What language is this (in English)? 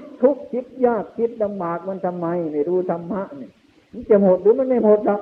Thai